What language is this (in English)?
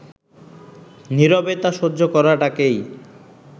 Bangla